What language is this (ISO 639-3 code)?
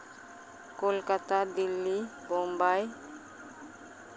sat